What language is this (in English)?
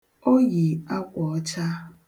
Igbo